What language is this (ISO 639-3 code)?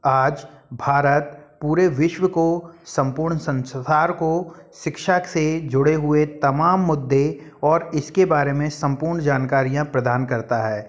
hin